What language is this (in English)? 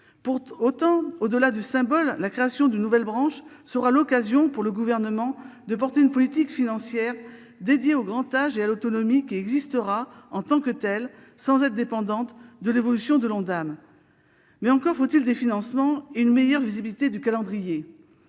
French